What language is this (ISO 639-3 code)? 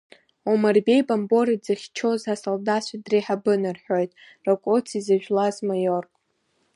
abk